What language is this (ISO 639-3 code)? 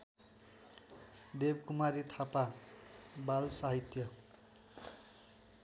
nep